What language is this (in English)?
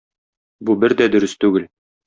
Tatar